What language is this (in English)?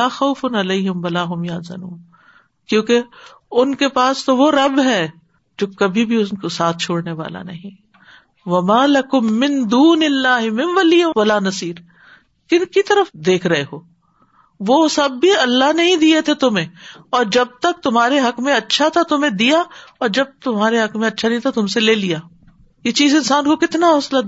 Urdu